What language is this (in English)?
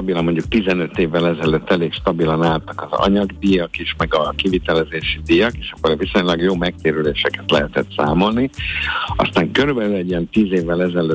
Hungarian